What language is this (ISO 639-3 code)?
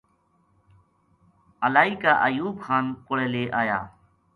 gju